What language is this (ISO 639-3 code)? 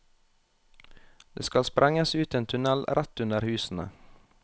nor